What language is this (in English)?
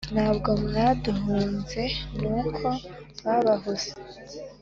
Kinyarwanda